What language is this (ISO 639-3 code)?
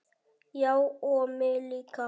isl